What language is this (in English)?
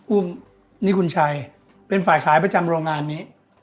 Thai